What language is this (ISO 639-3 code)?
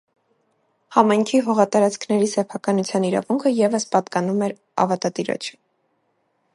hye